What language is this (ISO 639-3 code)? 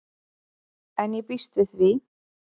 isl